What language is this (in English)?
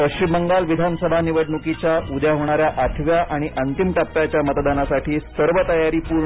Marathi